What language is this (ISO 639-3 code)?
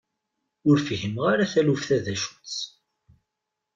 kab